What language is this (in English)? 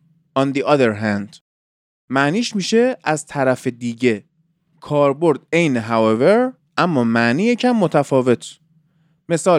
Persian